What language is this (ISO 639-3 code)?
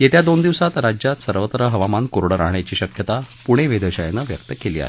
mar